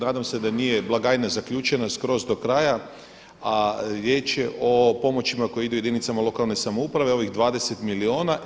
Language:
Croatian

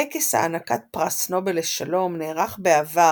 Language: Hebrew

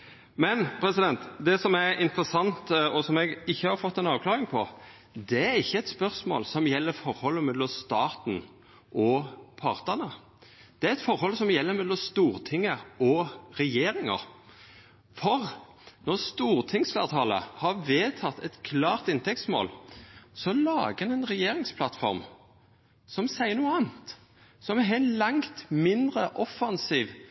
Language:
Norwegian Nynorsk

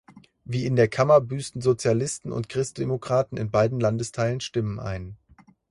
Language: German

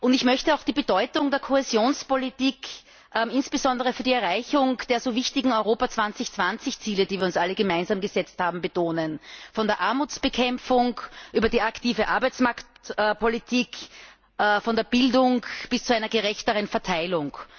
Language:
German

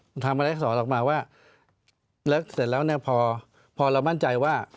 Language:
Thai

